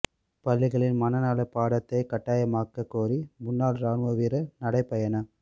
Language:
Tamil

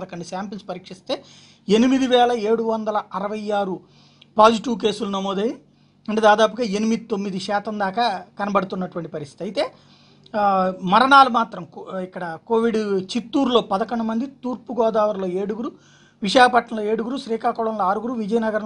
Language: Indonesian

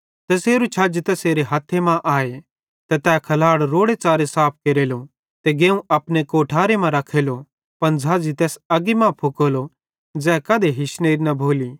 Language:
Bhadrawahi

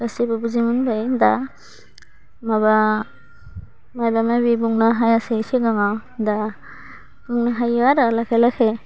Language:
Bodo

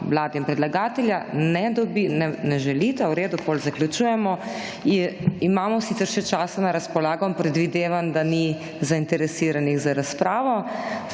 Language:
Slovenian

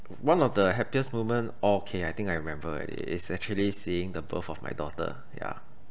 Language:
English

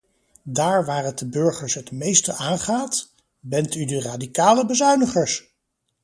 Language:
Dutch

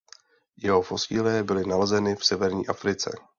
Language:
Czech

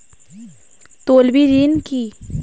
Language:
Bangla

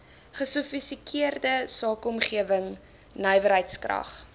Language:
Afrikaans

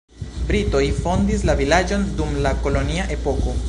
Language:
Esperanto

